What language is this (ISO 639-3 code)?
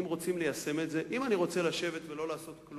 heb